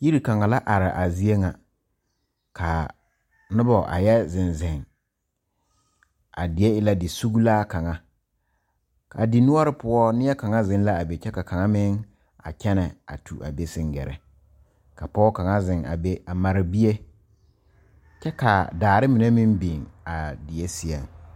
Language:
Southern Dagaare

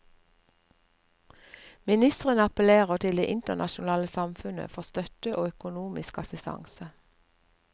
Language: Norwegian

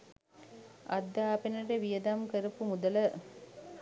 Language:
Sinhala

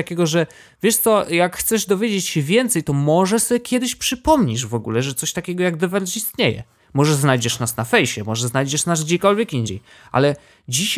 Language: Polish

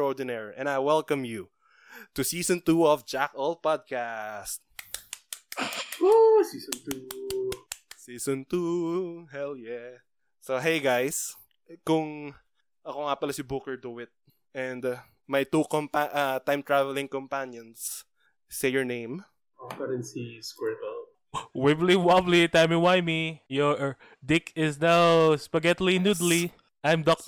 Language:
Filipino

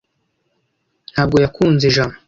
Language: Kinyarwanda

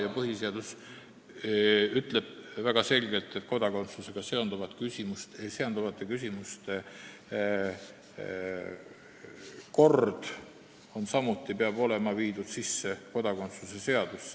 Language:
Estonian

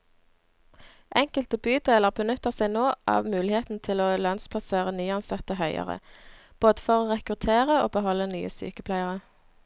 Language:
Norwegian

